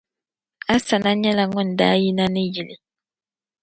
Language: Dagbani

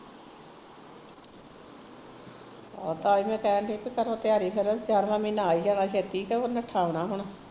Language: Punjabi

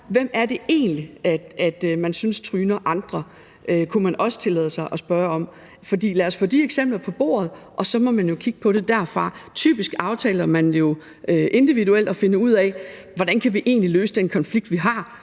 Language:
Danish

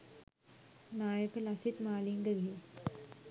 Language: Sinhala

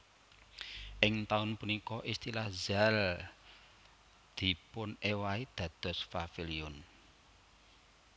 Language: Javanese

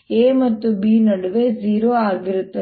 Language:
Kannada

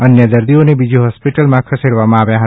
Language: Gujarati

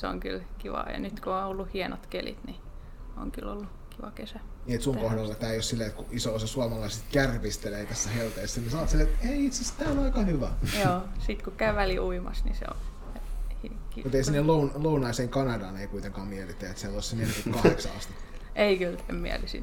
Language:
Finnish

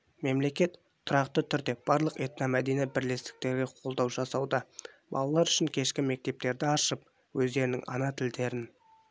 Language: Kazakh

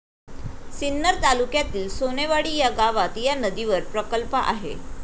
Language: Marathi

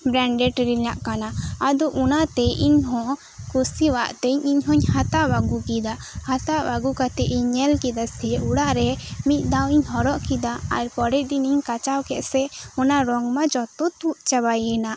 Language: Santali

